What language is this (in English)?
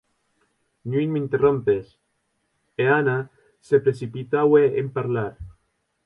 Occitan